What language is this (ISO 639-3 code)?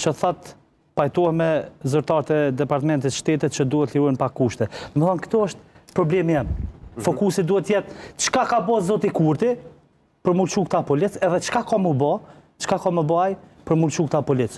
ron